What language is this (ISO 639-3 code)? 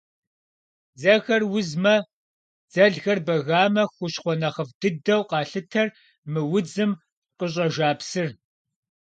kbd